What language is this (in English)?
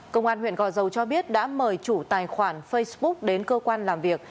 Vietnamese